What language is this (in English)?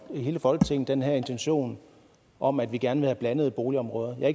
Danish